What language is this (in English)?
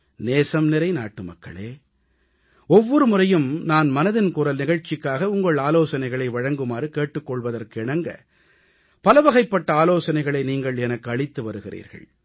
Tamil